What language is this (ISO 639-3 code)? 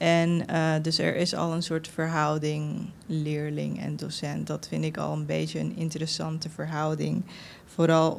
nld